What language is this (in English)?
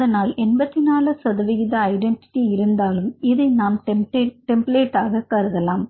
Tamil